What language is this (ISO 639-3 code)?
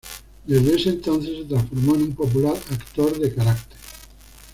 spa